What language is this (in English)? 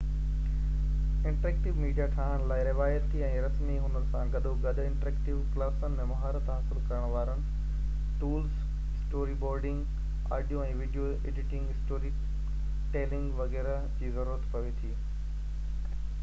Sindhi